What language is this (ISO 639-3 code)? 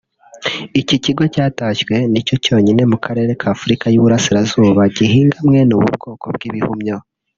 kin